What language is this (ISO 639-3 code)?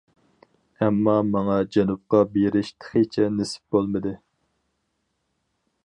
uig